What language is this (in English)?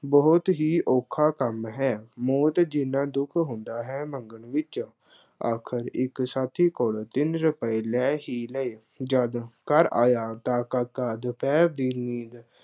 Punjabi